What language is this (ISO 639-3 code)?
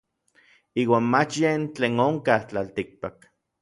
nlv